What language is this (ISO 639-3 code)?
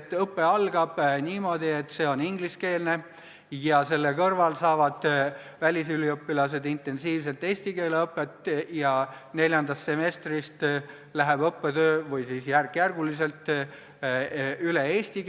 est